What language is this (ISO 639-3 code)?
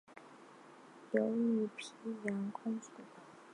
zho